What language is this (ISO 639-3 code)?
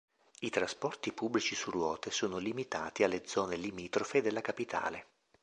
ita